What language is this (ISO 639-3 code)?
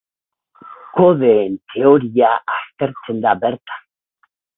eus